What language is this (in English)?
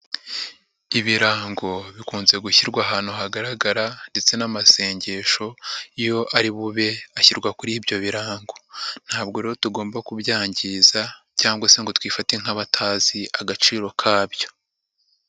Kinyarwanda